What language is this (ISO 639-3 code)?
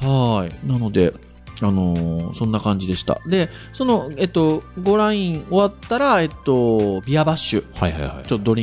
jpn